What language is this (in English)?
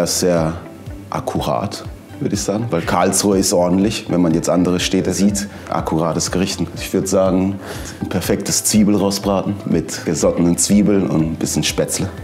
German